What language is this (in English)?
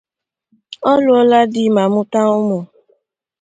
Igbo